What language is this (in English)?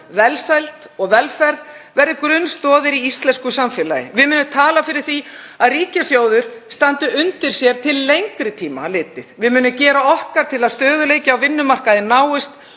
Icelandic